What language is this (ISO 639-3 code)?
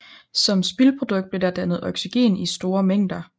dan